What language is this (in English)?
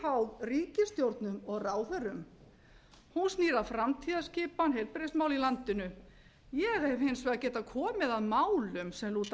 Icelandic